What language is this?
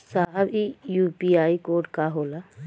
Bhojpuri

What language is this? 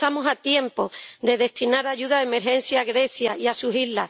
Spanish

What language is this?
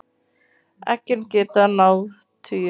Icelandic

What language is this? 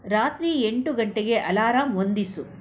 Kannada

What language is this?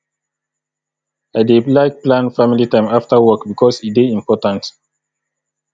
Nigerian Pidgin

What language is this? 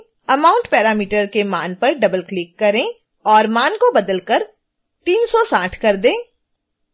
Hindi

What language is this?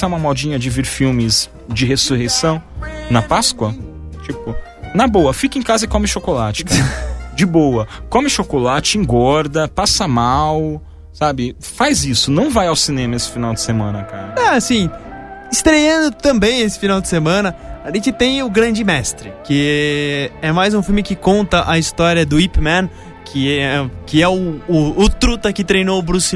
Portuguese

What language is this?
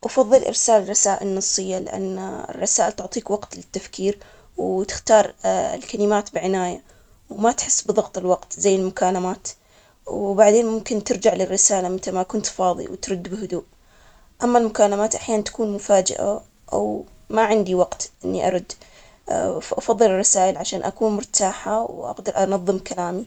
Omani Arabic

